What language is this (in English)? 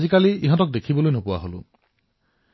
Assamese